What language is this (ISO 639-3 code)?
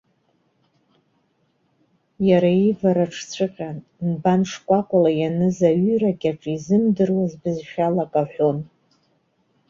abk